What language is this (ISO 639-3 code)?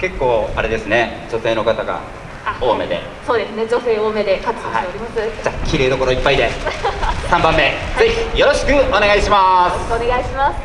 jpn